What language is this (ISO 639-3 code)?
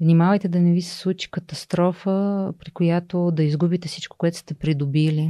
bul